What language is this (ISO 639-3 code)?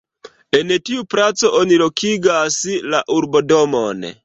epo